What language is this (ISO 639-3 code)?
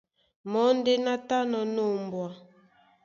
dua